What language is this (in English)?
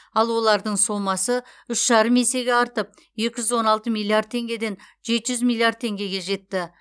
Kazakh